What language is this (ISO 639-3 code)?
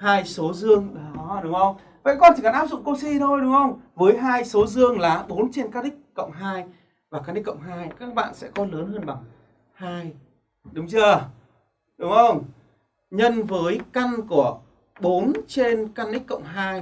vie